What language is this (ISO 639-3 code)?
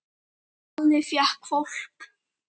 isl